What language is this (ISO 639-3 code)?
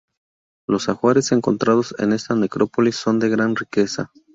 spa